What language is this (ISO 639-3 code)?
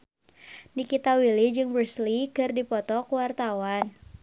sun